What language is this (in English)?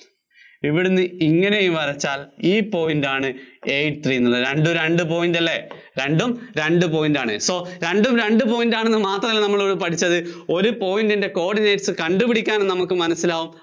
Malayalam